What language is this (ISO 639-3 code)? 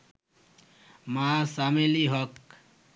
ben